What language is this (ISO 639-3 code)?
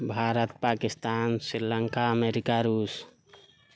mai